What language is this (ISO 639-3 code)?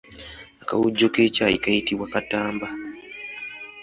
lug